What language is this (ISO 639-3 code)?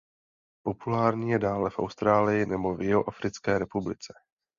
ces